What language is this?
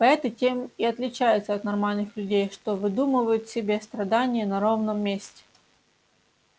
Russian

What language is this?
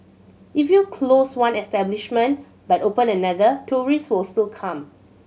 English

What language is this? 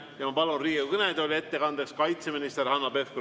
Estonian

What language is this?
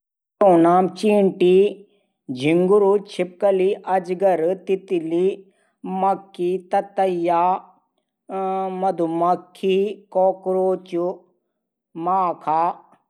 Garhwali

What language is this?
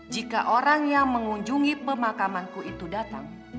Indonesian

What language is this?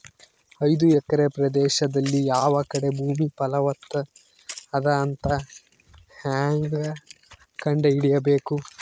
Kannada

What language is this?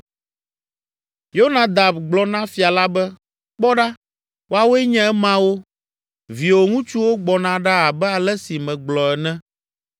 Ewe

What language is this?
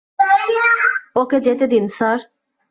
Bangla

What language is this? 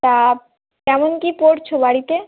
Bangla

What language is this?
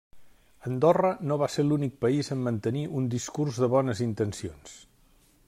Catalan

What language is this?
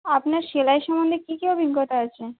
Bangla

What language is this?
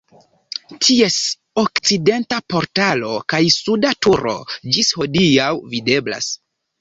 Esperanto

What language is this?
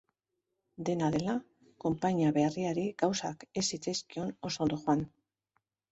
Basque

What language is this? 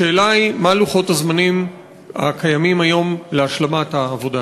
Hebrew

